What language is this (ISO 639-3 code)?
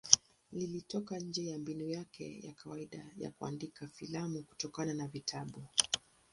swa